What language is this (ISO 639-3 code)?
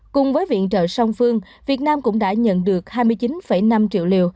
vie